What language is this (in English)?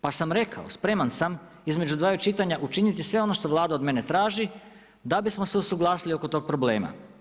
Croatian